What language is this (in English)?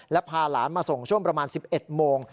Thai